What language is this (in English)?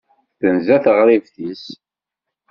Kabyle